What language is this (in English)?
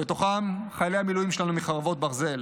Hebrew